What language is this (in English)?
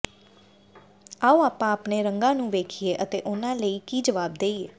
Punjabi